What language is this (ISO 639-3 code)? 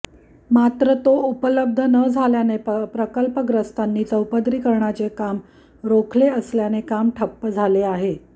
mar